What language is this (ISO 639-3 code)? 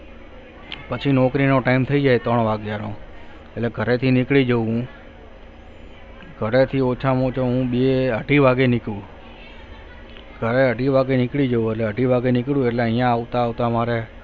guj